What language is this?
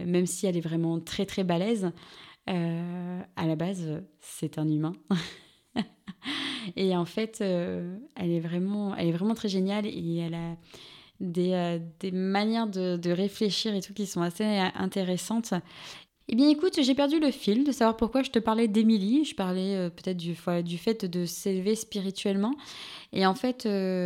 French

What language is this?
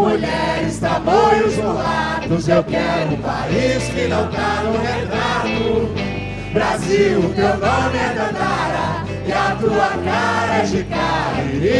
Portuguese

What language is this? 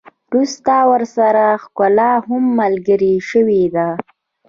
Pashto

